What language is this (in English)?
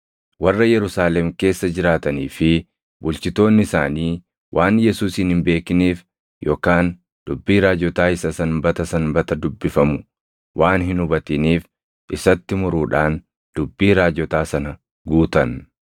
Oromo